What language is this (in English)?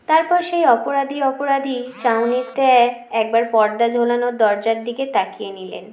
Bangla